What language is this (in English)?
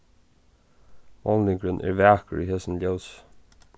Faroese